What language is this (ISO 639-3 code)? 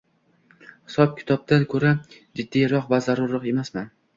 uzb